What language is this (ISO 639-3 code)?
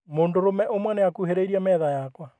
kik